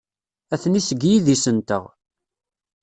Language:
Kabyle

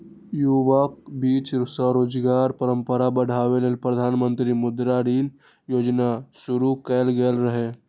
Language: Maithili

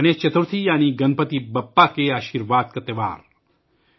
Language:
Urdu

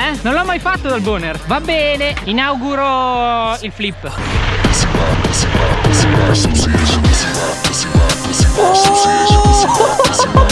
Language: Italian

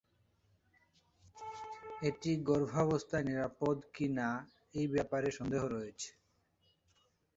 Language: Bangla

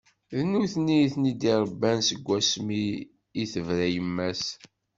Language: Kabyle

